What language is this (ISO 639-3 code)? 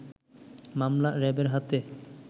ben